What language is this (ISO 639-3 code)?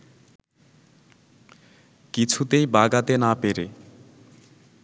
ben